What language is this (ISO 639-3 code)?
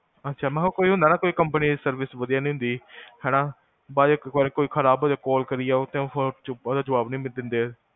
pan